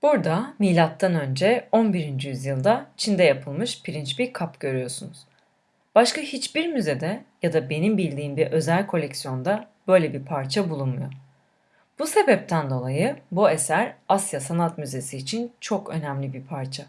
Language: Turkish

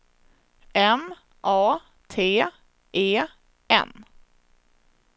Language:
Swedish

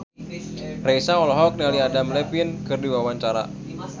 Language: Sundanese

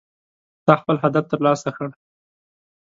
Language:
Pashto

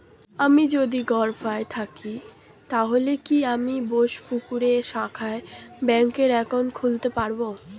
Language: Bangla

